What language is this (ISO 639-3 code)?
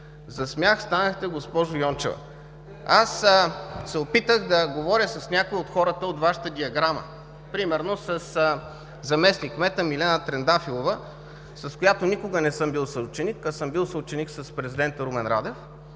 bul